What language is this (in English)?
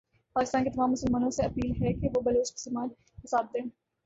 Urdu